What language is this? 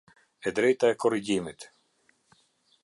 Albanian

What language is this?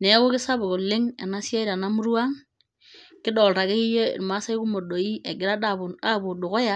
Masai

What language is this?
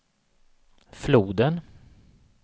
Swedish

